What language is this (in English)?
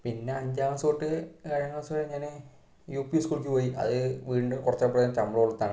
Malayalam